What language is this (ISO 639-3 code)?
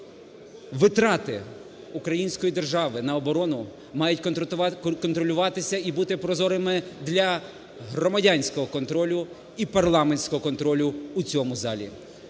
ukr